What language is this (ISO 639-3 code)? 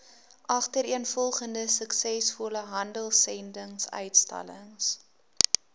afr